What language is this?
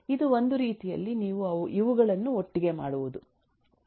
Kannada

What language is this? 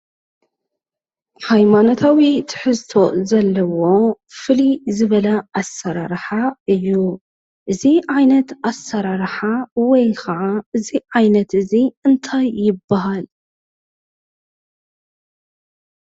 Tigrinya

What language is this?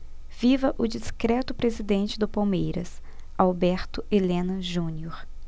Portuguese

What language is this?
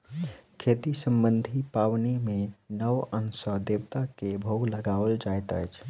Maithili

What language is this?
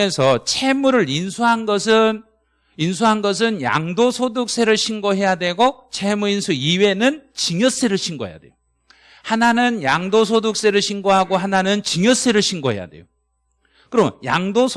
Korean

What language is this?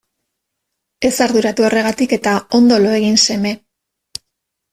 Basque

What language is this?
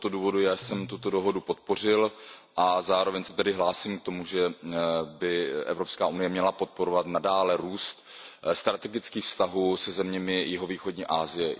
Czech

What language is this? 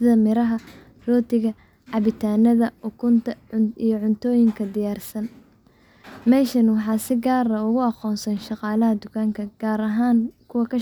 Somali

